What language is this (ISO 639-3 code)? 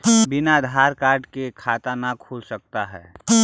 mag